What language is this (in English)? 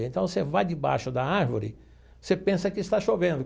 Portuguese